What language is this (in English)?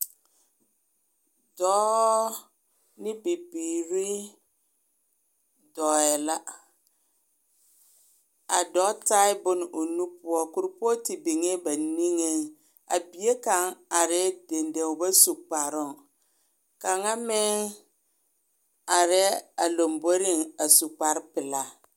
Southern Dagaare